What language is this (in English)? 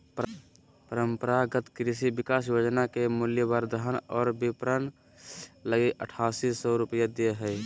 Magahi